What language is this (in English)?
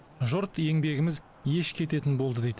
Kazakh